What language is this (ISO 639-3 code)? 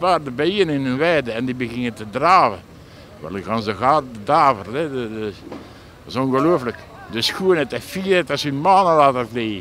nld